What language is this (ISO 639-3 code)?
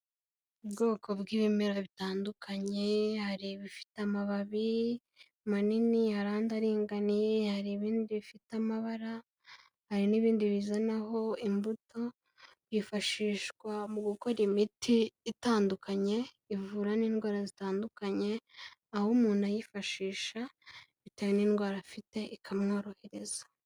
kin